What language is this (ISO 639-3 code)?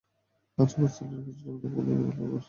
ben